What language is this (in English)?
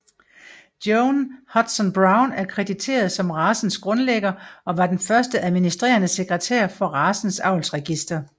Danish